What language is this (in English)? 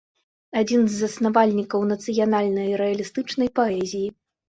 Belarusian